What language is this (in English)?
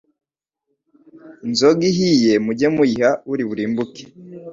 Kinyarwanda